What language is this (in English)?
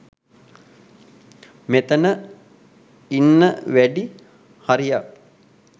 Sinhala